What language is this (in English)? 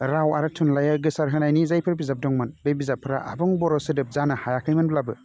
Bodo